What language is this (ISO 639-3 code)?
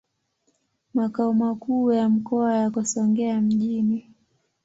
swa